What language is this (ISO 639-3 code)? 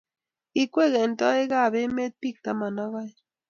kln